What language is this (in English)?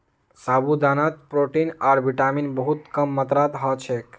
Magahi